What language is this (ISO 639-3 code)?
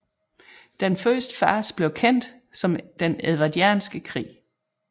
dan